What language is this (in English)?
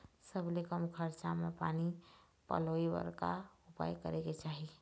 Chhattisgarhi